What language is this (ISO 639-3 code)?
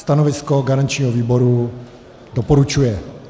ces